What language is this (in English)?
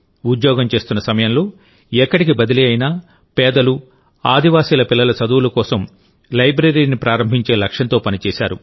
Telugu